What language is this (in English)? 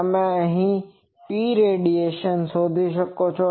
Gujarati